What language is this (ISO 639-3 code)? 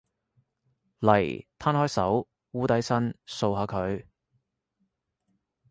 yue